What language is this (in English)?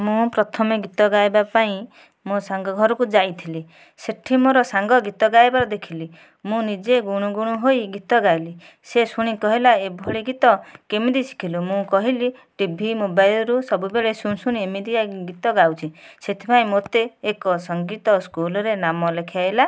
Odia